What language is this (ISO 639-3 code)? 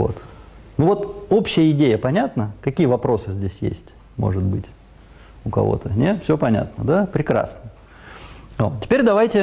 rus